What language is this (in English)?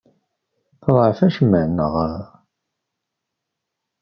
Kabyle